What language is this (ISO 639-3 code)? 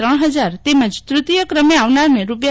guj